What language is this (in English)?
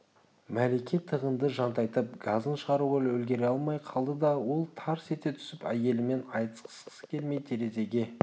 Kazakh